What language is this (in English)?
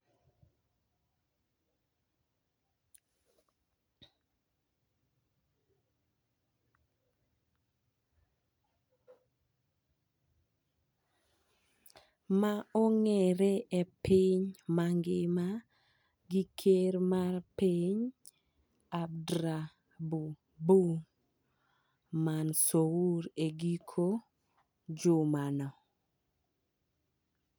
Luo (Kenya and Tanzania)